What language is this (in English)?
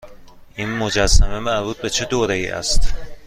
Persian